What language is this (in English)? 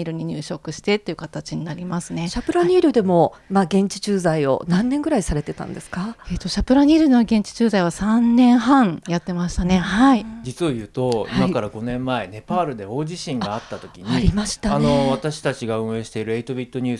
Japanese